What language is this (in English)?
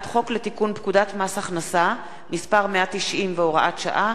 Hebrew